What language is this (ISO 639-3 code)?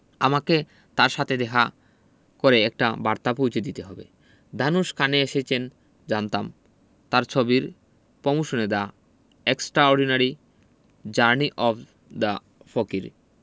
ben